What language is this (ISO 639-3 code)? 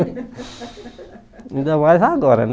por